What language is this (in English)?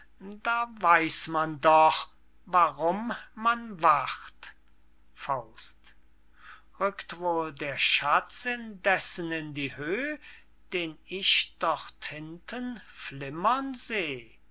German